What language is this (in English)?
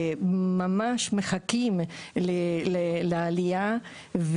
Hebrew